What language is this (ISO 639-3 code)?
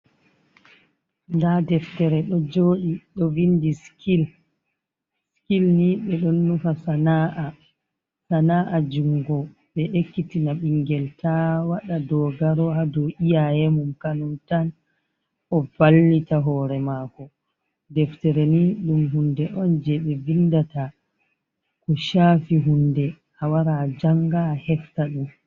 ful